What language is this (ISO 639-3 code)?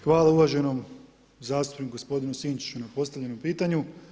hrv